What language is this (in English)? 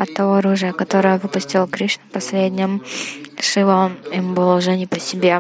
Russian